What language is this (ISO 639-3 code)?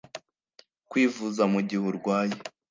kin